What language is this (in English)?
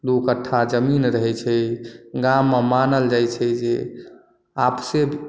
Maithili